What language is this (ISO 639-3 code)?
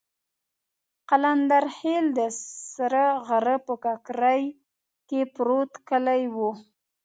pus